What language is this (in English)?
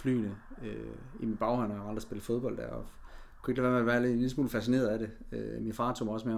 Danish